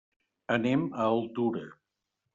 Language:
Catalan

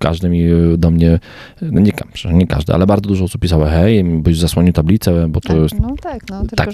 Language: Polish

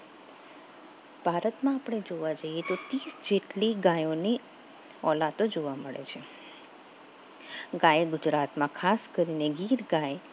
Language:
Gujarati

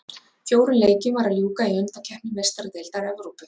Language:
Icelandic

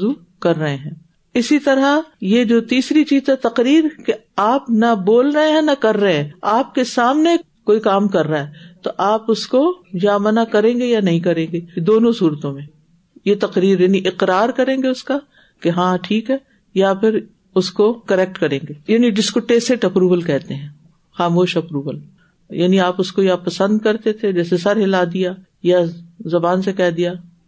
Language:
Urdu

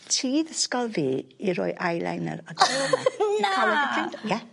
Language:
Welsh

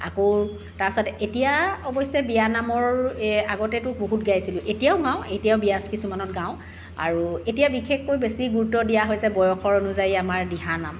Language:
Assamese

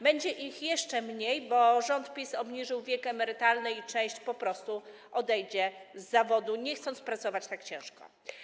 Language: Polish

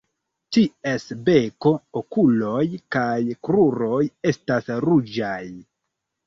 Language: Esperanto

